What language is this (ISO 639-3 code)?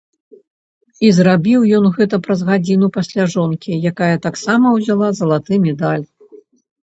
bel